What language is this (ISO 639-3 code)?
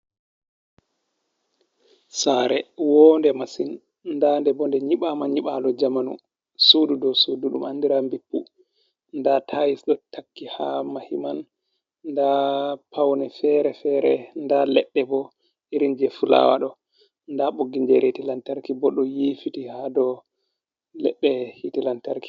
ful